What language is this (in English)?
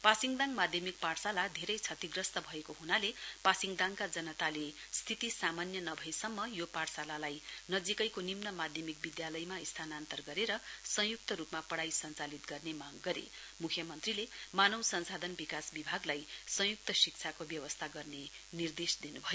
Nepali